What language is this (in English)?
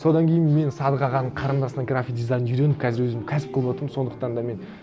Kazakh